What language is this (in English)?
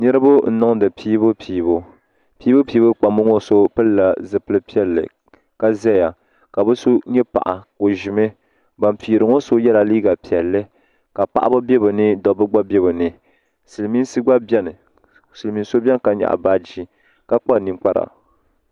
Dagbani